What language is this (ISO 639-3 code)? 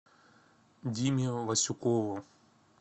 rus